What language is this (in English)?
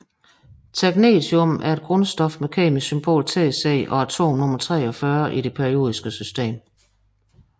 Danish